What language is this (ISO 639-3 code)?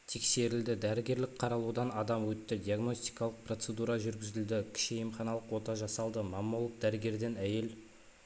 kaz